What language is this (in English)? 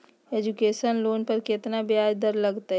Magahi